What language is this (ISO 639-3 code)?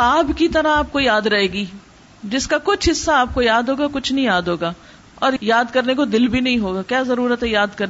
urd